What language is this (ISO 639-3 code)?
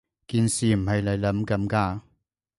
yue